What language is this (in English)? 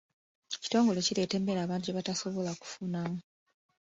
Ganda